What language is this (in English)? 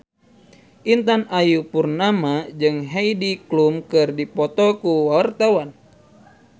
Sundanese